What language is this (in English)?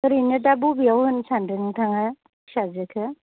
Bodo